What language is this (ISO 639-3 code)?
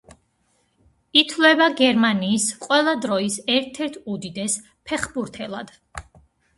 kat